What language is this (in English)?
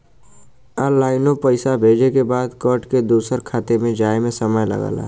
Bhojpuri